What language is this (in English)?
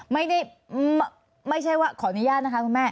Thai